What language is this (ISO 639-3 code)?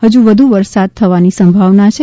guj